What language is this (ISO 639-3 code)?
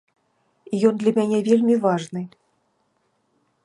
bel